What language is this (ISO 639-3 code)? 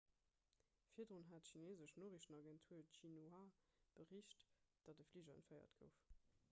ltz